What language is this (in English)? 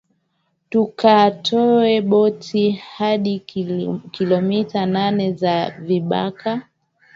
Swahili